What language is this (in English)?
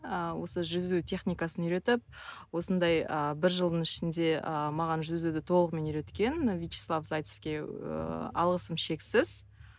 Kazakh